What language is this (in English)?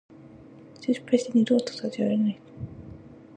Japanese